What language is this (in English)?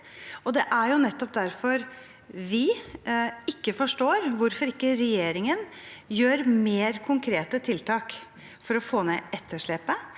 Norwegian